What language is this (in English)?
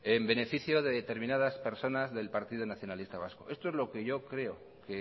Spanish